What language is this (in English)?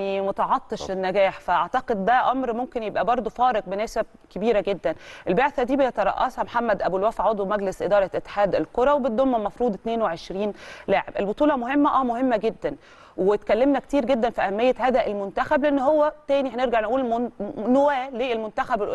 Arabic